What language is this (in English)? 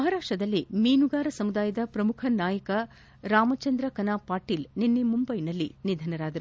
Kannada